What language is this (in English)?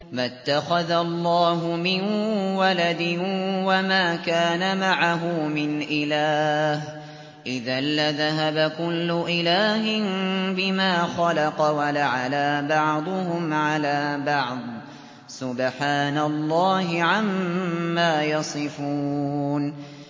Arabic